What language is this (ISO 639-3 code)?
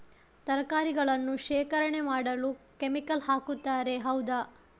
kan